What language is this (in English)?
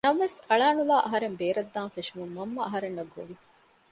Divehi